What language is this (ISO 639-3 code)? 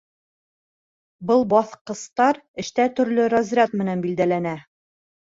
bak